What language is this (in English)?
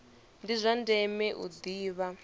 Venda